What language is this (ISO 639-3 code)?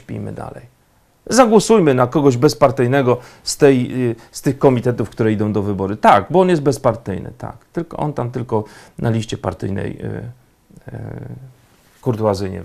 pol